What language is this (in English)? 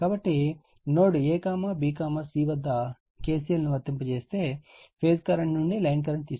Telugu